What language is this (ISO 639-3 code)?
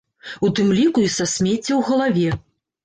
bel